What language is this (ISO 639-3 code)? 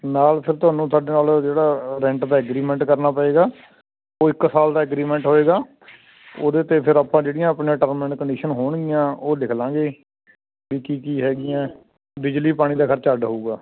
pan